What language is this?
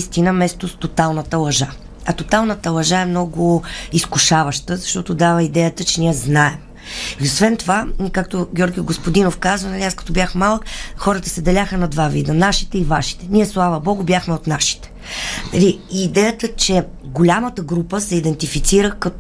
Bulgarian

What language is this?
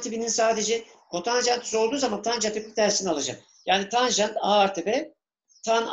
Turkish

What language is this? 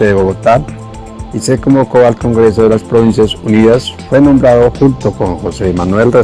Spanish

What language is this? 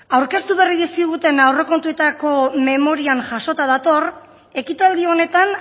Basque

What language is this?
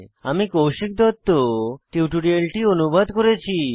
Bangla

